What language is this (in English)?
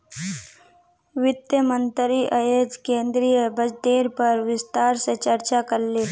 Magahi